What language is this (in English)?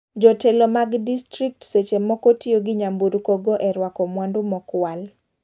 Luo (Kenya and Tanzania)